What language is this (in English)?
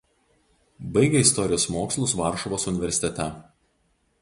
Lithuanian